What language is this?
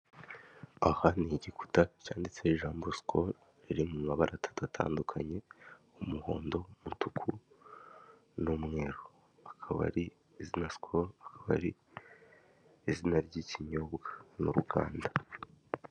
Kinyarwanda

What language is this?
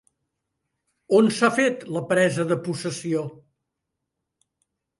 Catalan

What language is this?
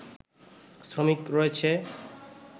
Bangla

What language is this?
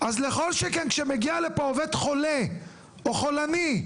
Hebrew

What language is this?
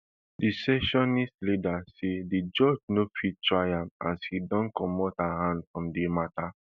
Nigerian Pidgin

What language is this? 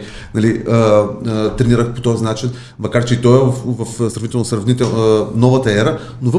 Bulgarian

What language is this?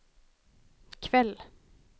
Swedish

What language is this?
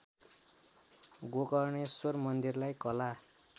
Nepali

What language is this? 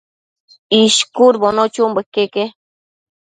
Matsés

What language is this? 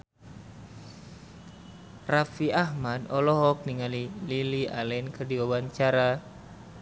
Sundanese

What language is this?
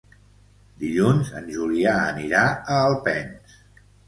Catalan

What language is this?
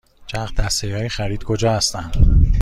Persian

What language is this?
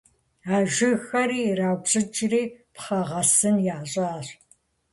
Kabardian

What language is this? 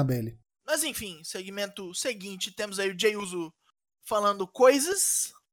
Portuguese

